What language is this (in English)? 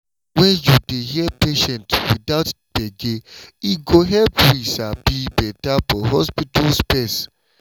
Nigerian Pidgin